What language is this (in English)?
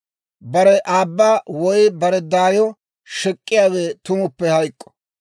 Dawro